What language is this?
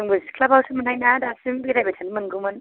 Bodo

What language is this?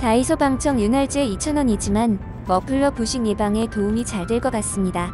Korean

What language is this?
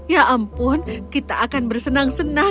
Indonesian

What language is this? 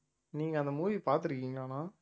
Tamil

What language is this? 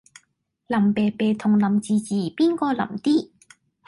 Cantonese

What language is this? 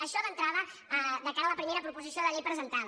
Catalan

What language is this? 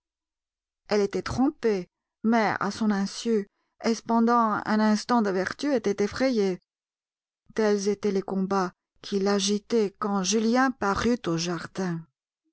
French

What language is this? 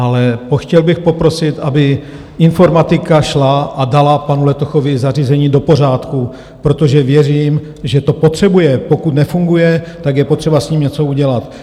Czech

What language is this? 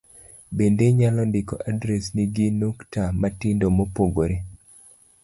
Luo (Kenya and Tanzania)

